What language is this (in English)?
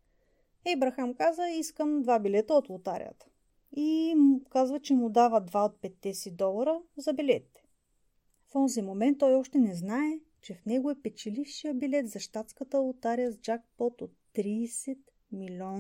Bulgarian